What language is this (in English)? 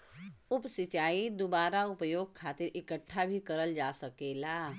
Bhojpuri